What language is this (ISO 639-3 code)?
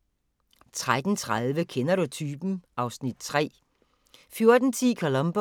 dan